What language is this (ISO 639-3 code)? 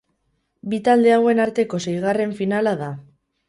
eus